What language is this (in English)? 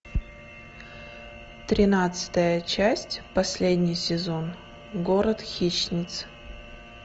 Russian